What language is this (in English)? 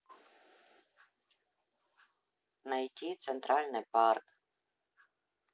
Russian